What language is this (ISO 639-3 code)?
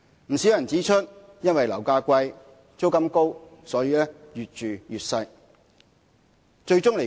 yue